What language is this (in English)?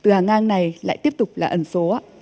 Vietnamese